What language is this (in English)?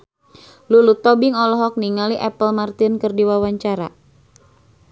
Sundanese